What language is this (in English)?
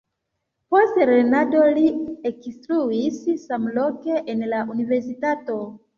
Esperanto